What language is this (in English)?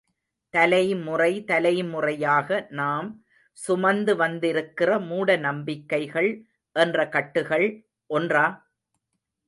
Tamil